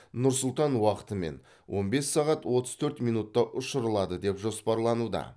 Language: Kazakh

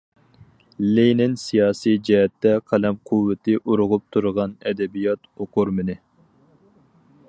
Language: Uyghur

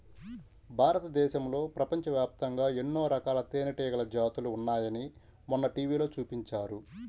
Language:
Telugu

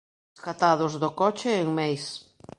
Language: Galician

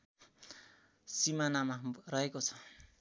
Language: Nepali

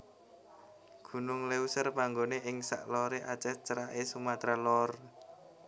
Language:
Javanese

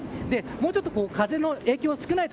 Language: Japanese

